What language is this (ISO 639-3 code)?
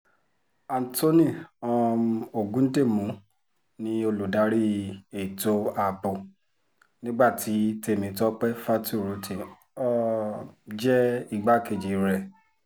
yor